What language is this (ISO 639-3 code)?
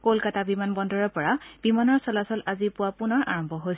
asm